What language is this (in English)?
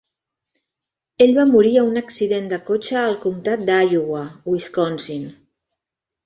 Catalan